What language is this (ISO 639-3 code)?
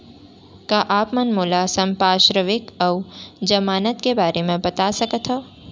hne